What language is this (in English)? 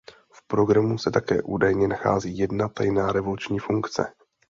Czech